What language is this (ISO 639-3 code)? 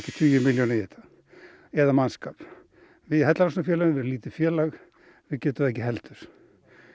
isl